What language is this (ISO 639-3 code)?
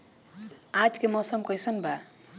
bho